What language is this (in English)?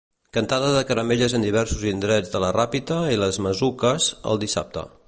Catalan